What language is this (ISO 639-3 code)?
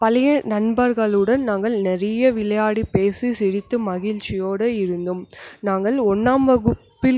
tam